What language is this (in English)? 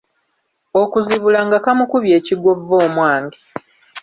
Ganda